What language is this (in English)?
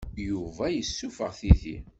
Kabyle